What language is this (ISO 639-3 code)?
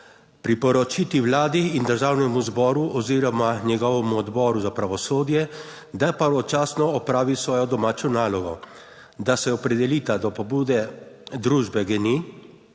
slv